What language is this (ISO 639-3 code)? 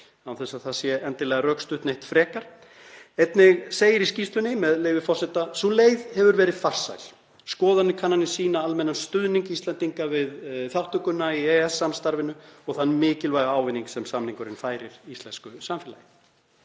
isl